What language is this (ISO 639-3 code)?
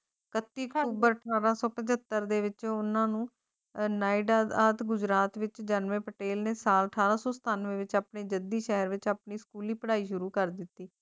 pan